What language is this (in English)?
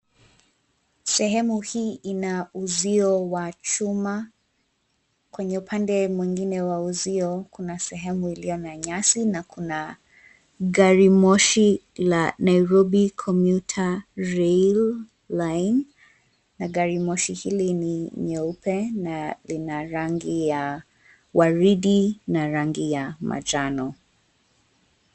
Swahili